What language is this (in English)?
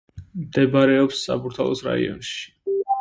Georgian